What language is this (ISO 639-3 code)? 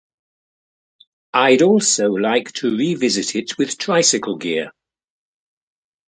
eng